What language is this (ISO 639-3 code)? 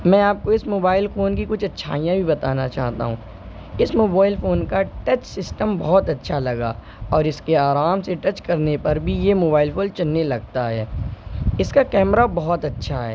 urd